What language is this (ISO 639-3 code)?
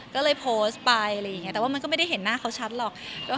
tha